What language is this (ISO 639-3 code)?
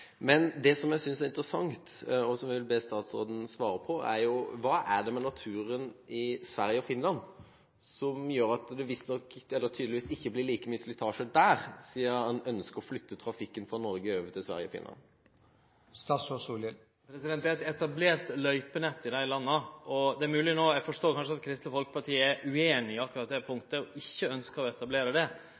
nor